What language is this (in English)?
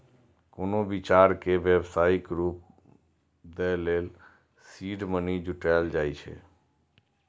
Maithili